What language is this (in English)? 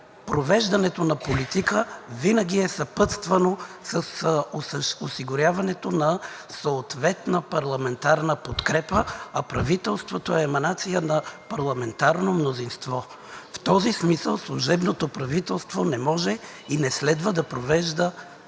Bulgarian